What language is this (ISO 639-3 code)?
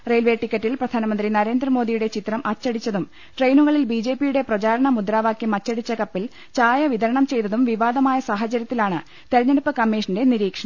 mal